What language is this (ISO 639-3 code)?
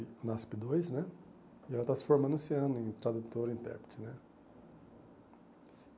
por